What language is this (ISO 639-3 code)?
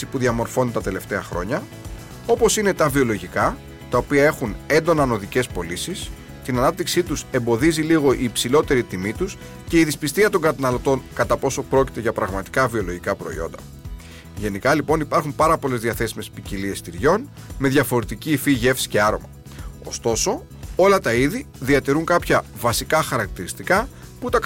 ell